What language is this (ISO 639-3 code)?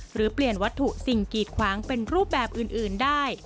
tha